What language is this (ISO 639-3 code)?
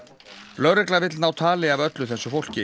isl